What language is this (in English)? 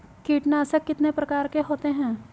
Hindi